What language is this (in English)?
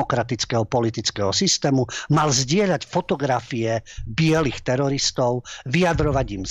Slovak